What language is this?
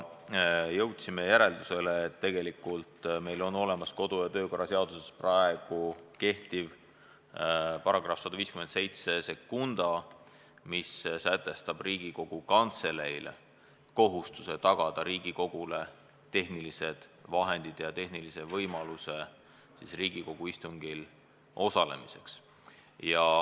Estonian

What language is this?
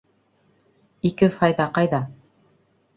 Bashkir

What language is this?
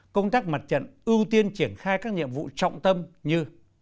Vietnamese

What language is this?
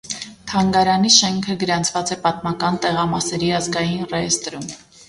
Armenian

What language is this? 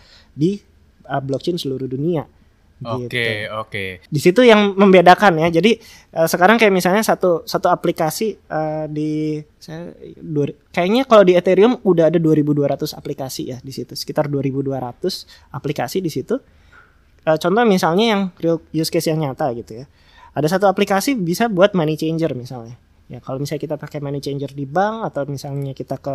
Indonesian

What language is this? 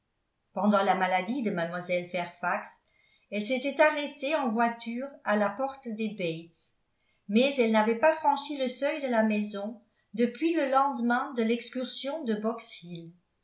French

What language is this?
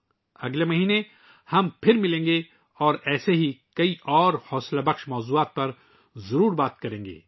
Urdu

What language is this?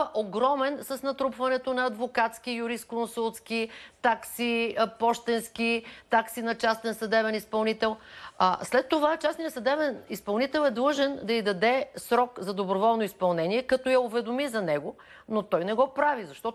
Bulgarian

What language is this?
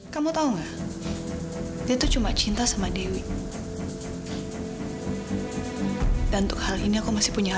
Indonesian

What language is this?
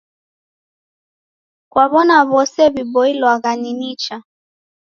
Taita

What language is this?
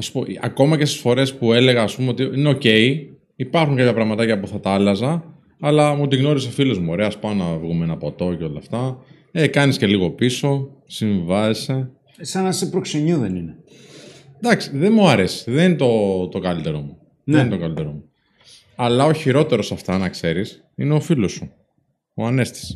Greek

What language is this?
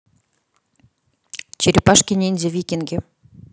Russian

